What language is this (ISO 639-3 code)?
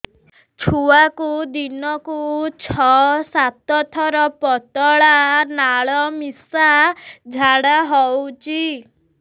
ori